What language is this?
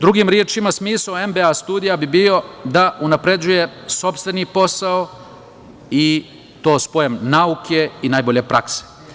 Serbian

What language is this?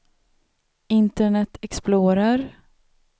Swedish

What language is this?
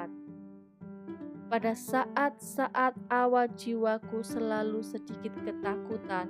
Indonesian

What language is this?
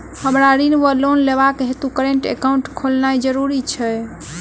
Maithili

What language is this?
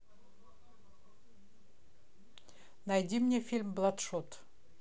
Russian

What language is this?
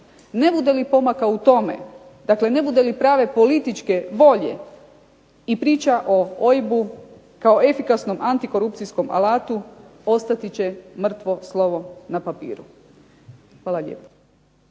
Croatian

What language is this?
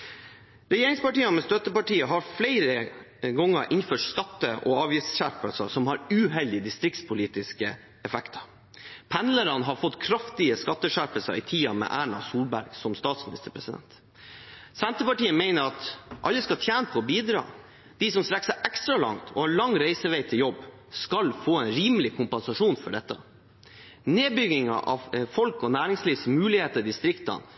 Norwegian Bokmål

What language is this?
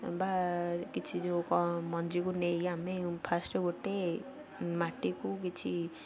Odia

